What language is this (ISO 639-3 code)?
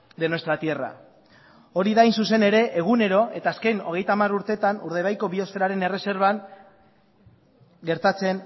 eus